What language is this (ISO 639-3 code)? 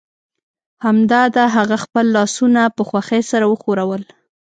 pus